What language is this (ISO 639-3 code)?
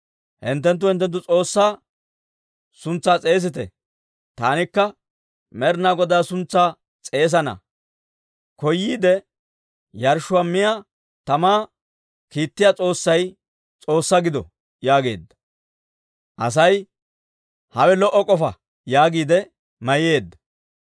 dwr